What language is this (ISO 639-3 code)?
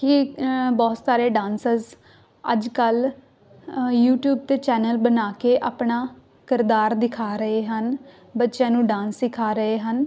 pan